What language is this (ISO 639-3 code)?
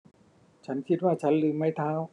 tha